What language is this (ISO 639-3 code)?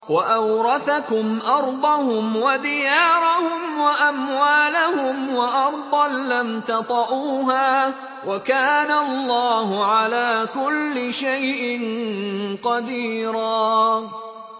ara